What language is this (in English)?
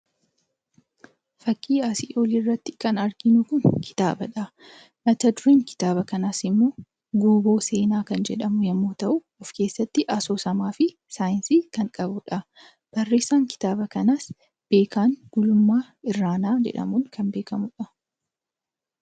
Oromo